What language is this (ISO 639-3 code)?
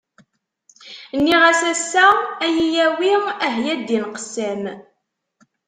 kab